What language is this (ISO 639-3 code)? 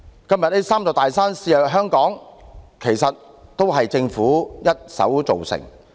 yue